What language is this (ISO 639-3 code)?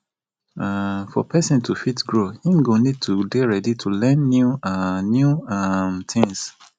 pcm